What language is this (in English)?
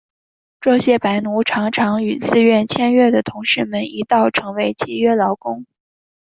Chinese